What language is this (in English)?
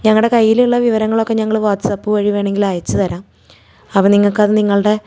Malayalam